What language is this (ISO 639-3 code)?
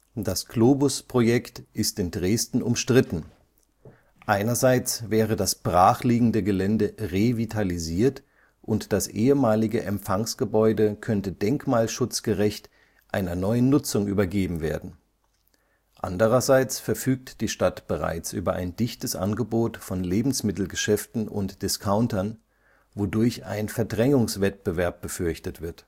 deu